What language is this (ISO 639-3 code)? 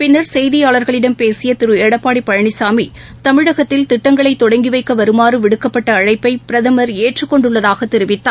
tam